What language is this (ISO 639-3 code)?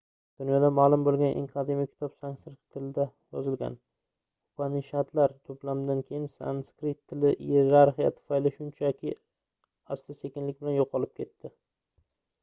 uzb